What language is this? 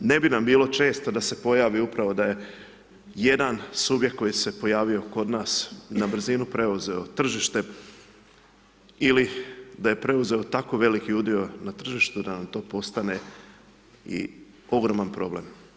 Croatian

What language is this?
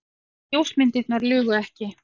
Icelandic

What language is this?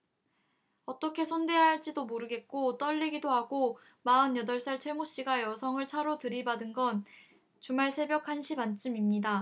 Korean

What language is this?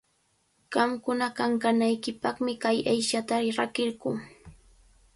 Cajatambo North Lima Quechua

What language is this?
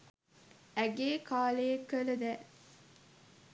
Sinhala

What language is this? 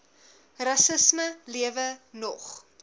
Afrikaans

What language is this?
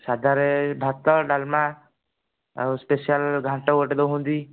Odia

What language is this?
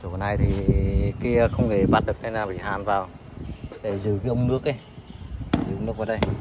Vietnamese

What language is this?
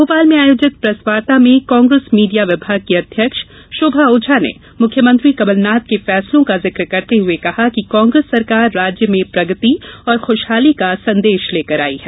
Hindi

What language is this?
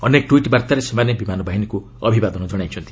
Odia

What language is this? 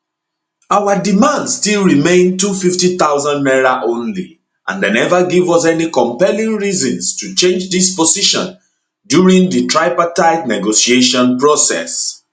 Nigerian Pidgin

